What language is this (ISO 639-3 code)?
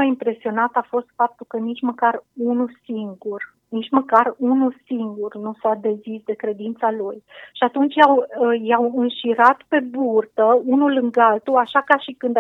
ron